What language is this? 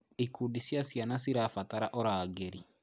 Kikuyu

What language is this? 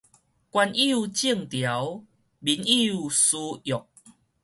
Min Nan Chinese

